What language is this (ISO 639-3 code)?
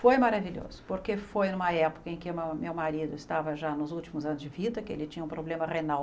por